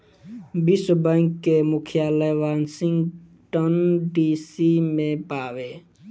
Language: Bhojpuri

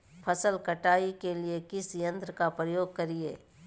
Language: Magahi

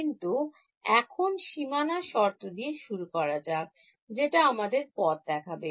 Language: Bangla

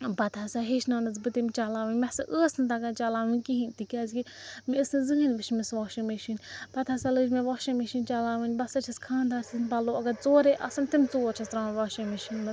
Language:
Kashmiri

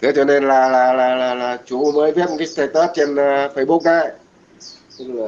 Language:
Vietnamese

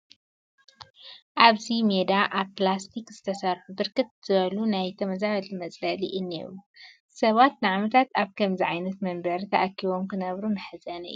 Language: Tigrinya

